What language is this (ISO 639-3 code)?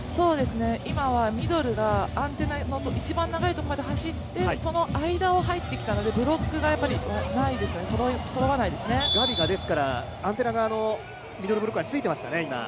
jpn